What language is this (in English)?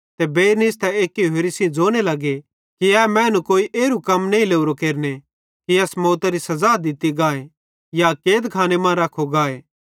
Bhadrawahi